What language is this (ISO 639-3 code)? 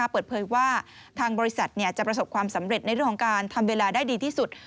tha